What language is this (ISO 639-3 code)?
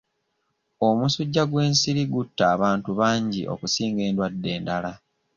lug